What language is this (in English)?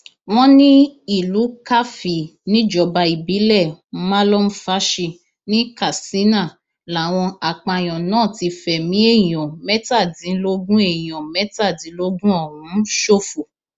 Yoruba